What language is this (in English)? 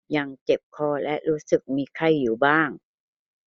Thai